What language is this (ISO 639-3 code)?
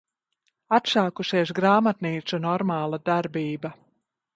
lav